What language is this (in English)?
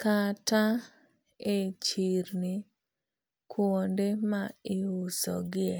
Luo (Kenya and Tanzania)